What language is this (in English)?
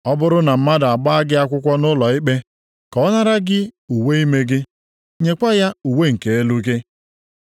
Igbo